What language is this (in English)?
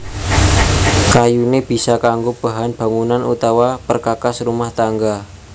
Javanese